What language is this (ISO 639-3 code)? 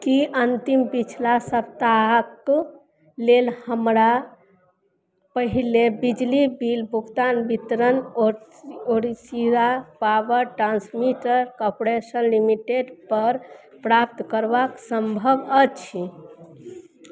mai